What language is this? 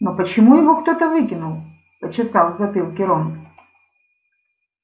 Russian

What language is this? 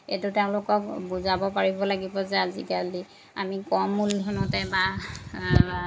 Assamese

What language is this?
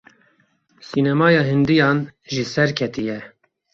Kurdish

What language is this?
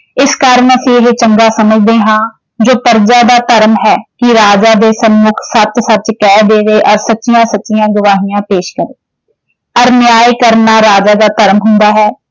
Punjabi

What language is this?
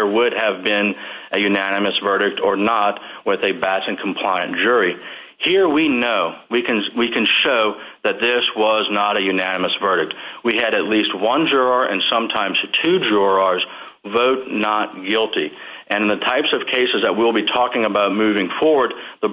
English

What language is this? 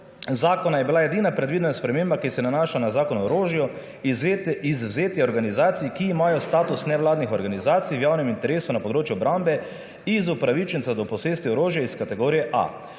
Slovenian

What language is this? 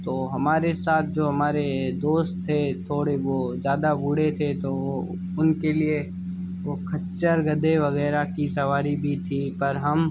Hindi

